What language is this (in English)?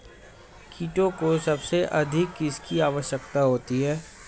Hindi